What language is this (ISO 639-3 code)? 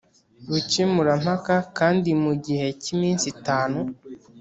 kin